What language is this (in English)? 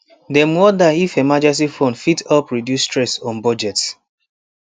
Nigerian Pidgin